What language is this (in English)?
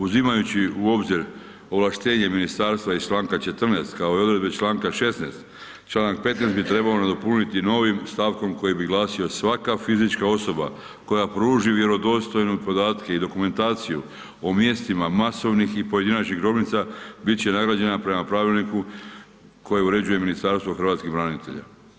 Croatian